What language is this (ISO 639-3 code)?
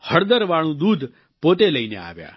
guj